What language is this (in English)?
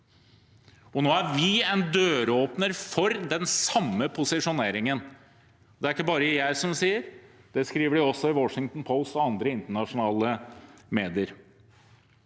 Norwegian